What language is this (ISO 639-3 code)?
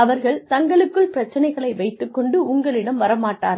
tam